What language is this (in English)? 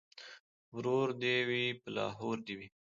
Pashto